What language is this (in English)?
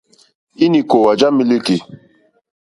Mokpwe